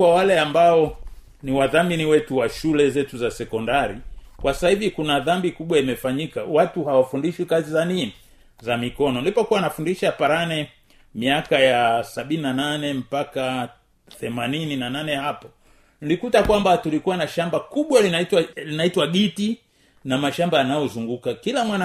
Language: Swahili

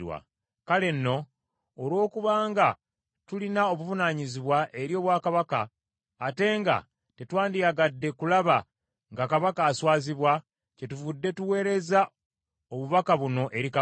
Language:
Ganda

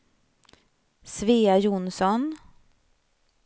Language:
Swedish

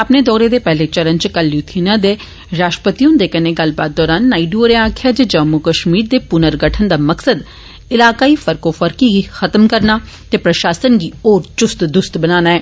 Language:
Dogri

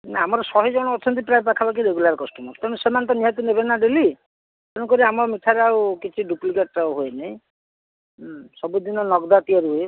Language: Odia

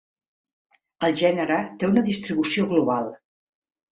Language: Catalan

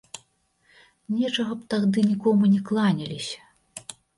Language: Belarusian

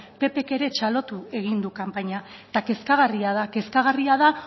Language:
Basque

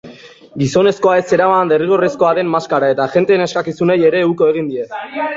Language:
Basque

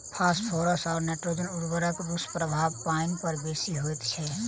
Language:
Maithili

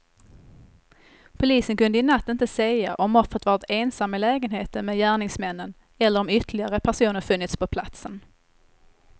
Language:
Swedish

